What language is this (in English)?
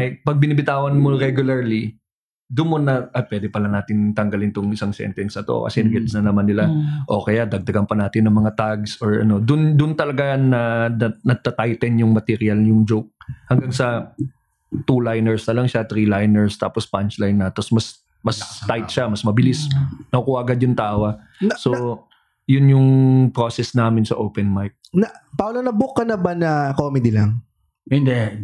Filipino